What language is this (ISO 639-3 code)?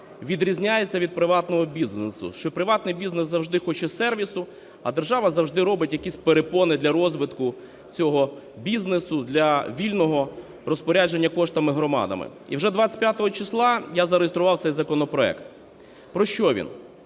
ukr